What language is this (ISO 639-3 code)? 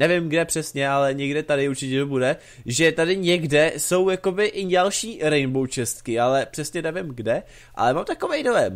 ces